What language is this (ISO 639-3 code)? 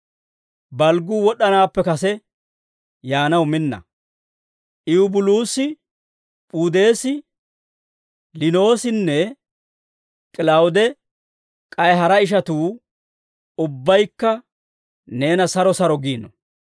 dwr